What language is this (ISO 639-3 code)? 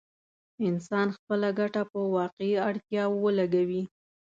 pus